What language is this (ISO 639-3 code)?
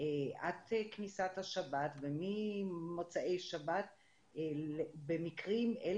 heb